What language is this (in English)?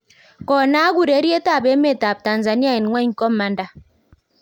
Kalenjin